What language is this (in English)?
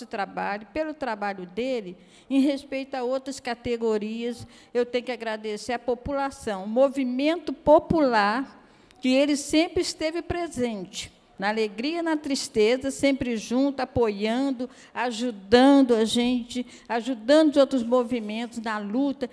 Portuguese